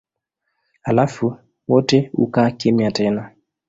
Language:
Swahili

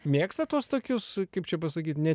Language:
Lithuanian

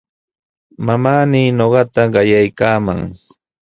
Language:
Sihuas Ancash Quechua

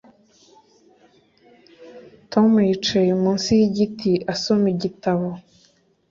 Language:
Kinyarwanda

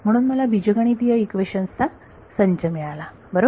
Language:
Marathi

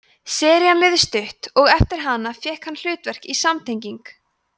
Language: Icelandic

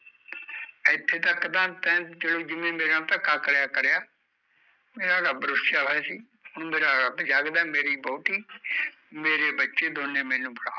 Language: Punjabi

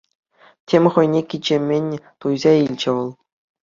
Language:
Chuvash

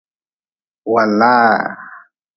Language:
Nawdm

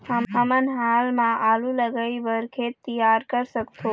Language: Chhattisgarhi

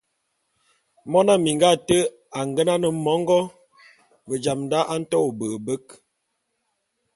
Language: Bulu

